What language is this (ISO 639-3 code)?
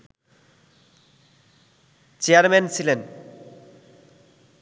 ben